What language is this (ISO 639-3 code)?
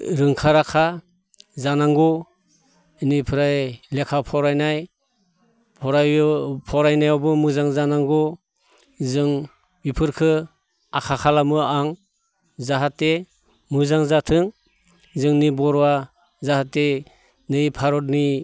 brx